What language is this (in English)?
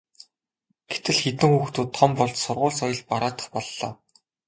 Mongolian